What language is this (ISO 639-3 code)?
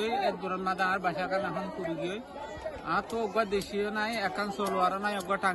tur